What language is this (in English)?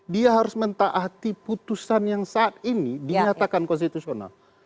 Indonesian